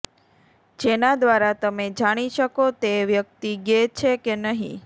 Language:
Gujarati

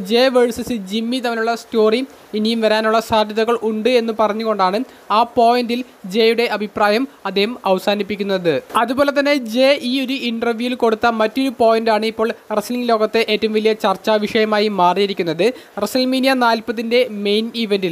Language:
Malayalam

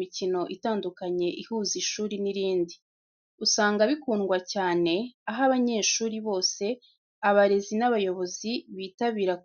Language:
Kinyarwanda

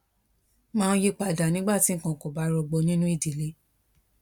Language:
Yoruba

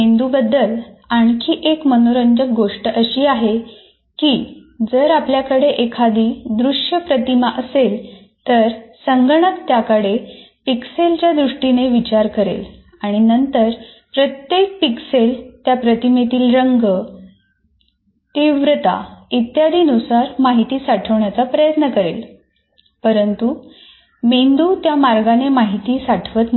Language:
Marathi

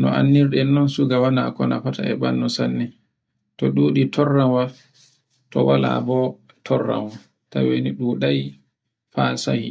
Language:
Borgu Fulfulde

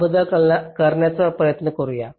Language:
Marathi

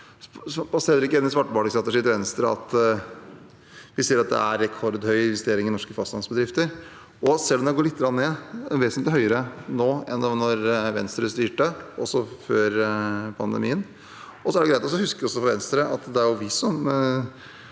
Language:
Norwegian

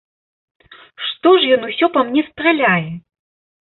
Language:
Belarusian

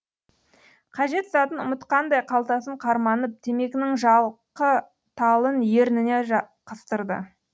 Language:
Kazakh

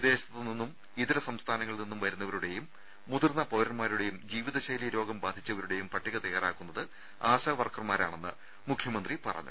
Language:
Malayalam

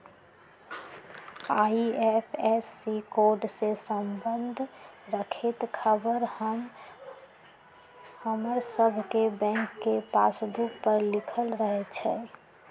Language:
Magahi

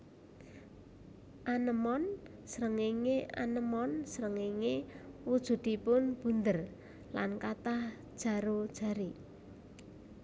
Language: Javanese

